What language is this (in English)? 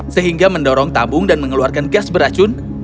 Indonesian